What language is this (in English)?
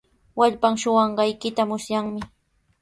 Sihuas Ancash Quechua